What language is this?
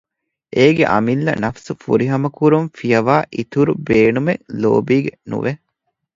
Divehi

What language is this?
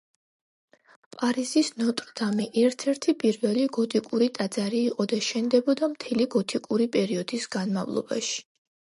Georgian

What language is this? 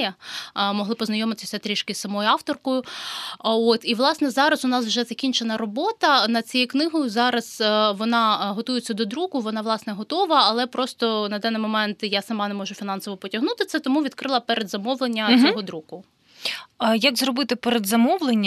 Ukrainian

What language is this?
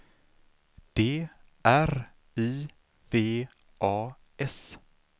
Swedish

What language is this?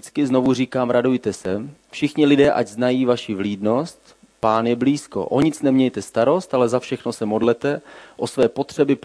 Czech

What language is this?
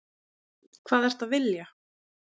Icelandic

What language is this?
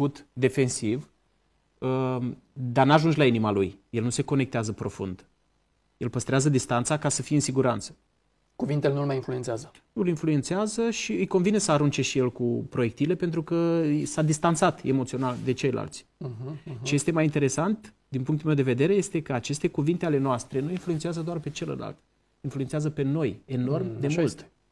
Romanian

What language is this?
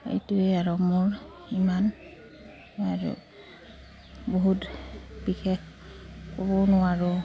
Assamese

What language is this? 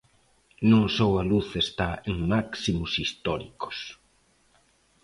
Galician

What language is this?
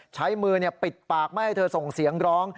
Thai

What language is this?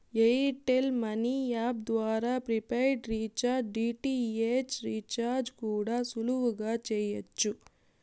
Telugu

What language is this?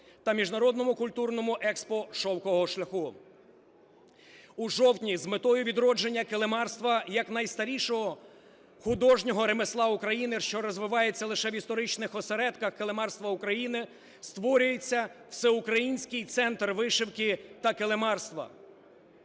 Ukrainian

